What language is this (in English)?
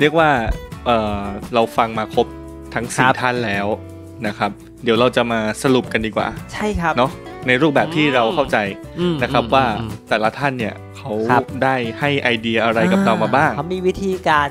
Thai